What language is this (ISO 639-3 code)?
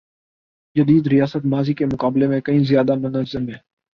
urd